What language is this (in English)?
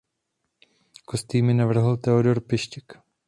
Czech